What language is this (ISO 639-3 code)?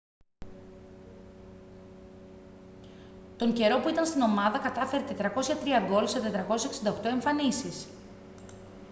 ell